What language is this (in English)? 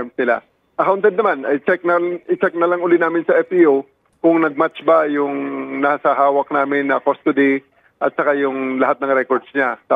Filipino